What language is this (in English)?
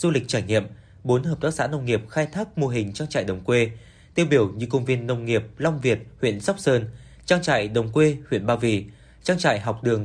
Vietnamese